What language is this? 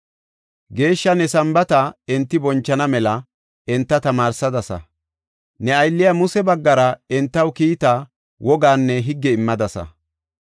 Gofa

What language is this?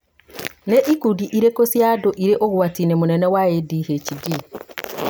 Kikuyu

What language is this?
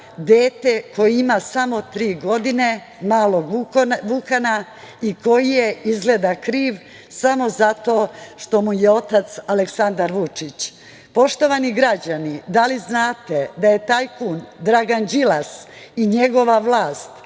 Serbian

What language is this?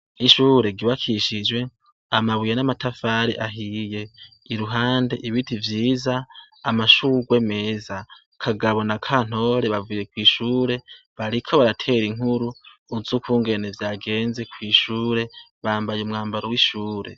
Rundi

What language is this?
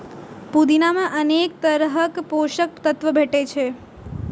Maithili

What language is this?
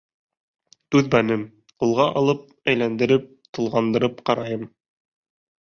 Bashkir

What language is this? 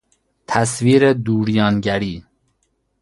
Persian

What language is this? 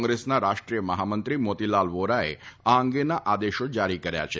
Gujarati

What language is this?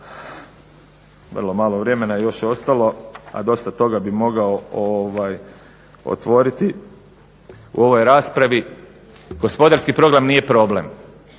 Croatian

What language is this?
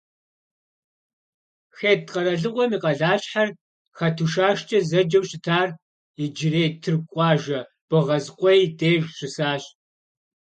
Kabardian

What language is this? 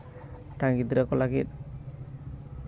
Santali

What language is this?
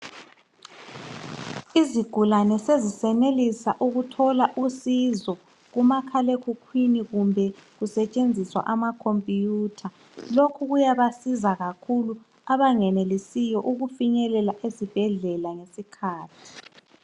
North Ndebele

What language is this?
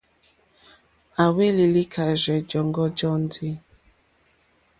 Mokpwe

